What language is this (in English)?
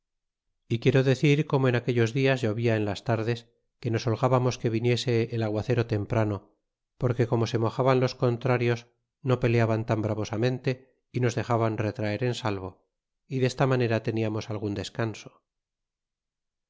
Spanish